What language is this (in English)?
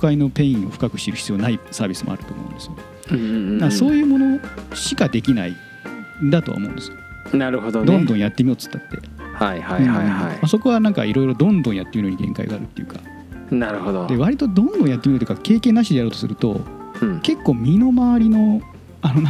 Japanese